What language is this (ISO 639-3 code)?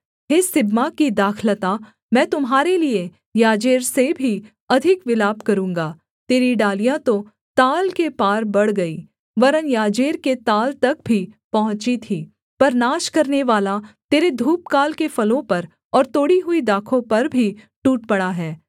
hin